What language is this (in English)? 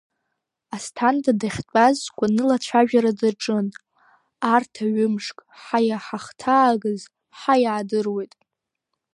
Abkhazian